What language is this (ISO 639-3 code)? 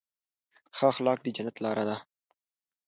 pus